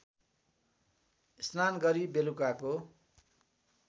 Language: Nepali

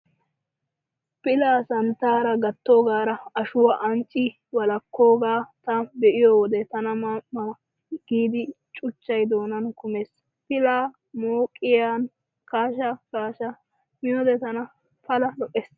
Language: Wolaytta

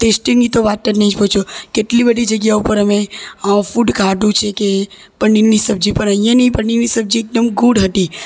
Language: Gujarati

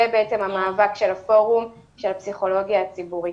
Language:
Hebrew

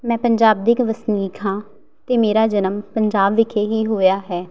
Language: Punjabi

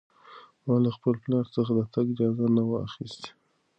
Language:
Pashto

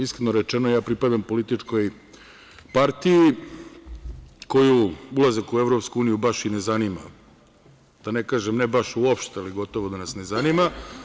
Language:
Serbian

